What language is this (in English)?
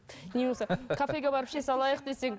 Kazakh